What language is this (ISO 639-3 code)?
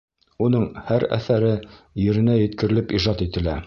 bak